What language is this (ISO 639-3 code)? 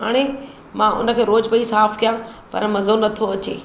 snd